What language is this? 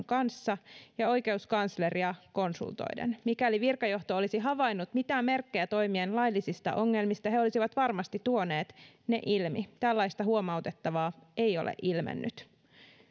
Finnish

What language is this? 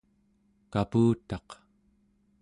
Central Yupik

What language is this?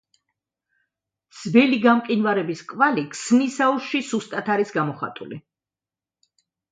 Georgian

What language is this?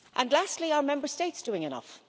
English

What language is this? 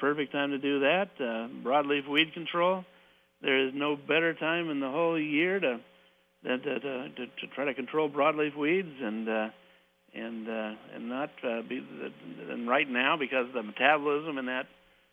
English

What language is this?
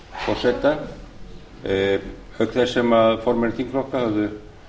Icelandic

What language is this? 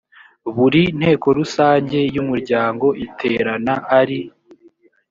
Kinyarwanda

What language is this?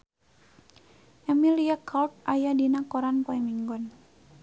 Sundanese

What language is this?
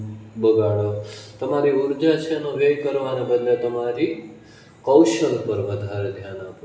Gujarati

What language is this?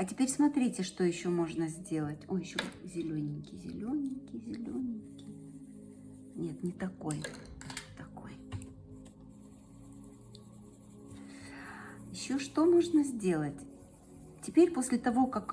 Russian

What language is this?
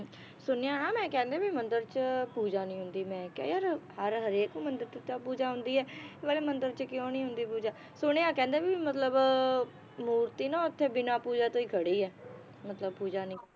Punjabi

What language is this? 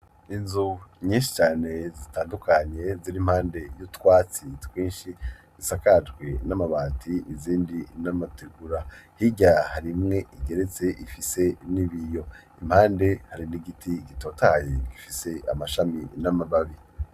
Rundi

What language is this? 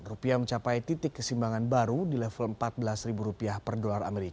Indonesian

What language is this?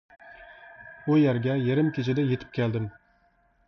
Uyghur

